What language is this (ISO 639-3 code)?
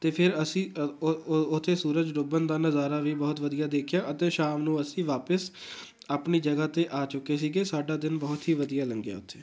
pan